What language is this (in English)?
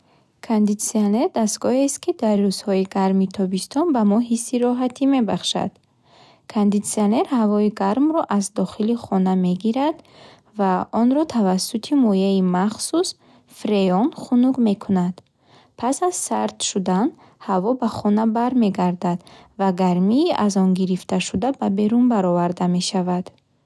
Bukharic